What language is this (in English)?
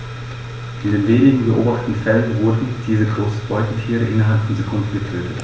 German